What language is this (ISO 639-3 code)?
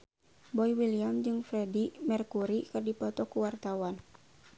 sun